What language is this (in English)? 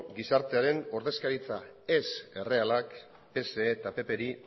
Basque